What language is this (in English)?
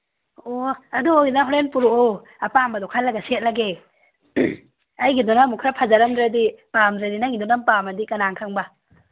Manipuri